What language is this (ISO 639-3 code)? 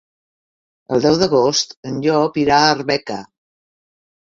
cat